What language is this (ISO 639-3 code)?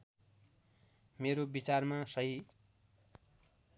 nep